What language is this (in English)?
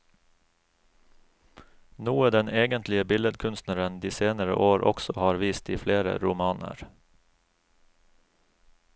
Norwegian